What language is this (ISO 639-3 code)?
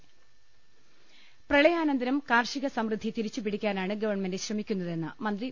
mal